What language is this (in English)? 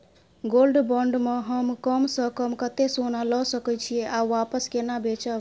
Maithili